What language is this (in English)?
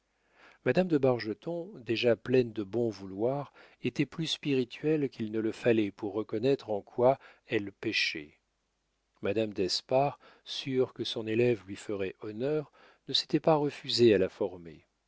French